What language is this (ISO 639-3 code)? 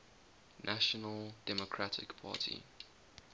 eng